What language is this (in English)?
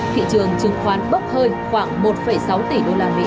Vietnamese